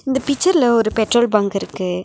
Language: Tamil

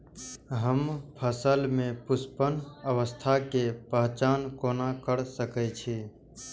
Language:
Maithili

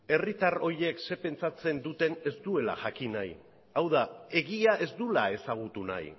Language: Basque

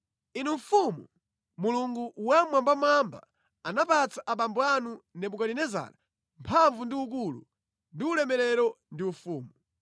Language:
Nyanja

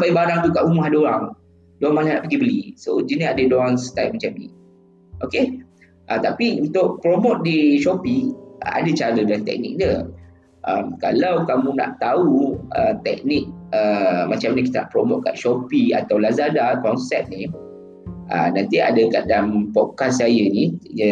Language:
Malay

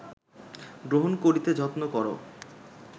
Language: Bangla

